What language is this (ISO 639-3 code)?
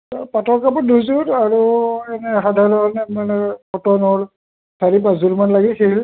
asm